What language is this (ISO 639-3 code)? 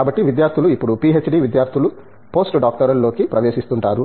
tel